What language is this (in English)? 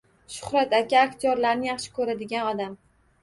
Uzbek